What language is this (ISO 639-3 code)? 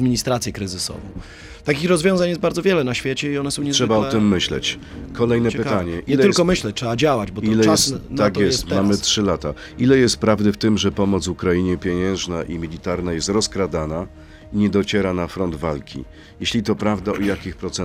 pol